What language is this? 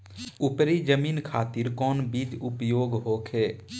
Bhojpuri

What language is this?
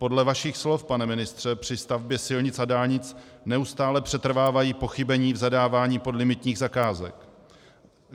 Czech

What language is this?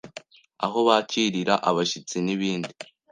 Kinyarwanda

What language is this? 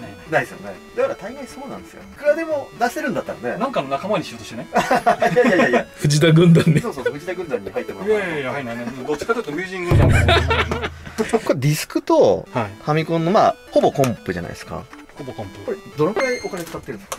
Japanese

